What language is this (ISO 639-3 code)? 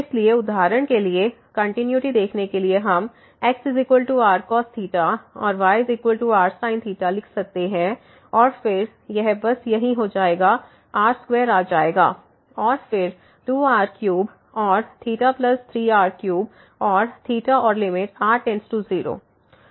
hin